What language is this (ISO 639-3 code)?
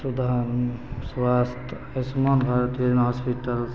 mai